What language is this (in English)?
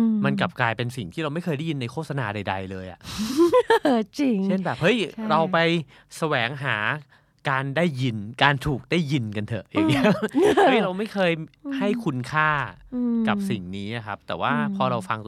Thai